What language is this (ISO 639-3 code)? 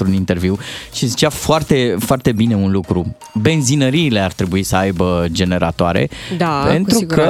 ron